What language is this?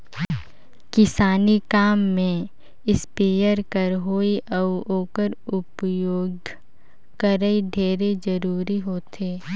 Chhattisgarhi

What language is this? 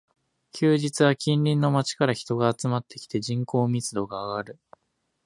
Japanese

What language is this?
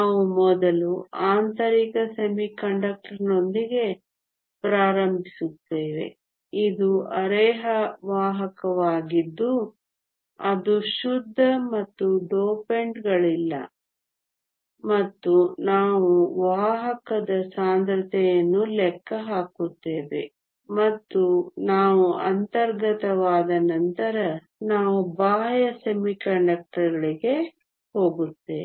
Kannada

